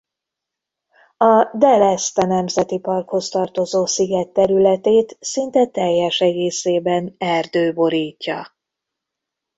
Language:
Hungarian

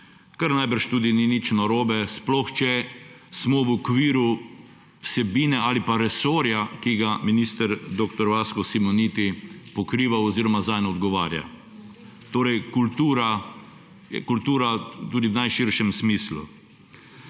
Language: Slovenian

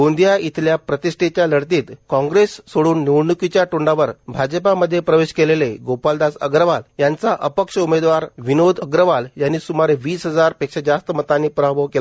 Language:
Marathi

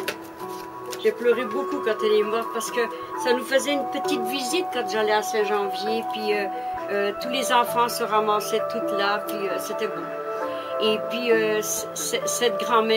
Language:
French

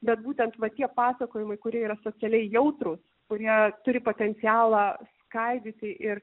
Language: Lithuanian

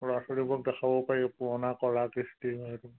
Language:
Assamese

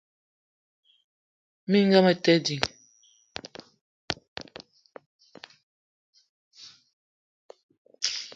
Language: Eton (Cameroon)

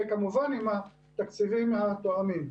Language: Hebrew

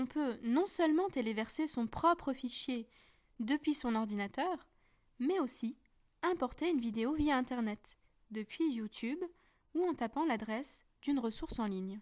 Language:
French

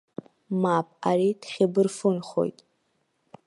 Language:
Abkhazian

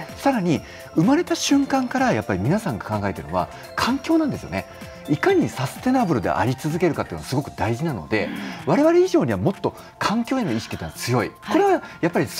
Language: Japanese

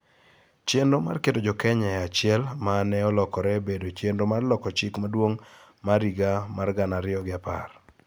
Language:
Luo (Kenya and Tanzania)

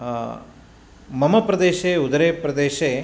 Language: Sanskrit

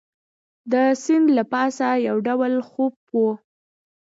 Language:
Pashto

